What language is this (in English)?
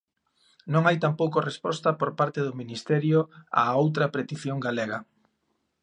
Galician